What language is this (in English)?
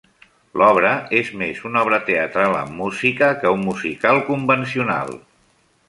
Catalan